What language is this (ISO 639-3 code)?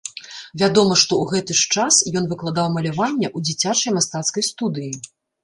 bel